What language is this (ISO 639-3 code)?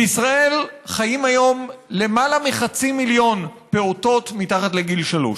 heb